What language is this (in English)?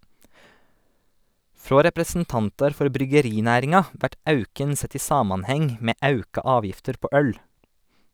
Norwegian